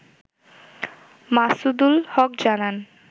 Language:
Bangla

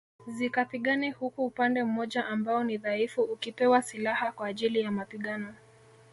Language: Swahili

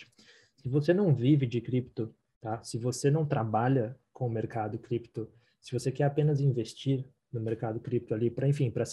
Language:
Portuguese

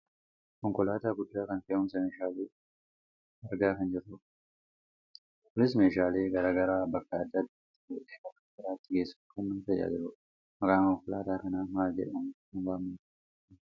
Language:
Oromo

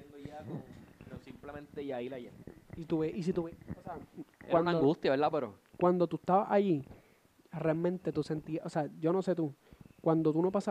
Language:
Spanish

